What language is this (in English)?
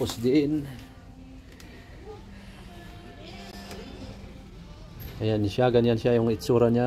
Filipino